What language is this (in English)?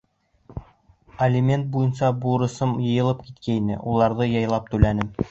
Bashkir